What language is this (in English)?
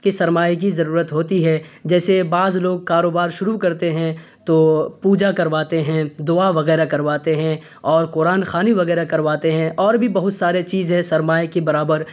Urdu